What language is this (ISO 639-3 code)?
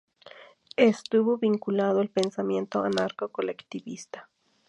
spa